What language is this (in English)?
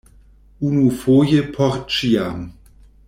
Esperanto